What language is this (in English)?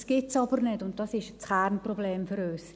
Swiss German